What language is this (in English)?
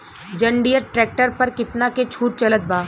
Bhojpuri